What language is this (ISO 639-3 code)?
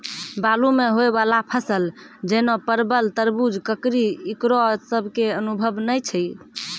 mai